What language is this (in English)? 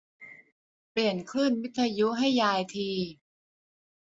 Thai